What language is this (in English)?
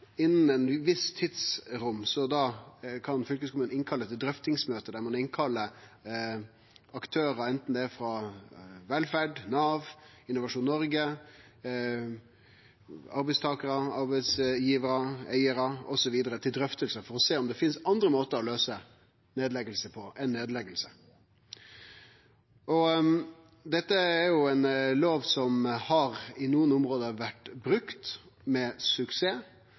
Norwegian Nynorsk